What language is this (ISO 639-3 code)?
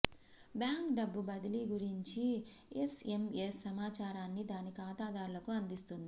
tel